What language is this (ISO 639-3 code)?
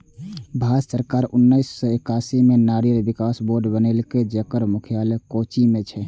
mai